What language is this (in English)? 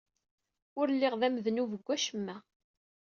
Kabyle